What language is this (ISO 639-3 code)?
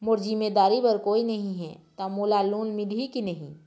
hne